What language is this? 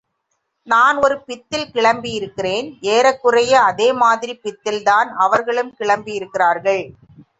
Tamil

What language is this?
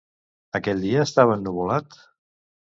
Catalan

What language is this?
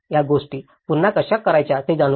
Marathi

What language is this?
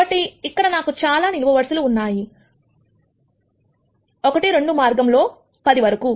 Telugu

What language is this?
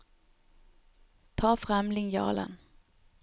Norwegian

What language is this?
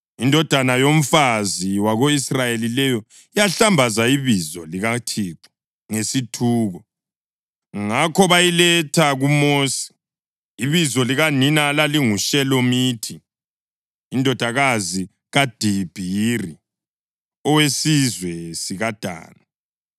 North Ndebele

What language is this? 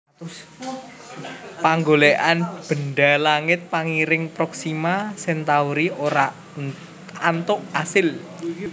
Javanese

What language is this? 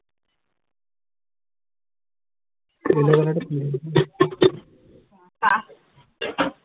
Assamese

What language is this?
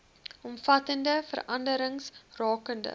Afrikaans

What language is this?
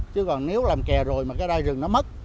Vietnamese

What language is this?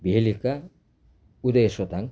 Nepali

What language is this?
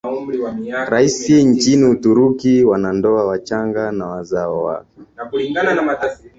Swahili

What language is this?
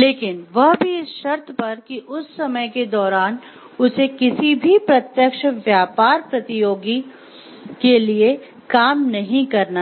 Hindi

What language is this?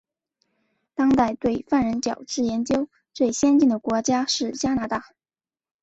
Chinese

